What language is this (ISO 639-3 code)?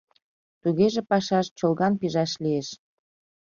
chm